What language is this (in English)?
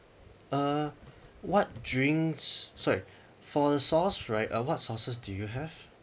English